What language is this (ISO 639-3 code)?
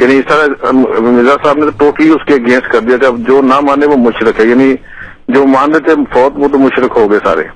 urd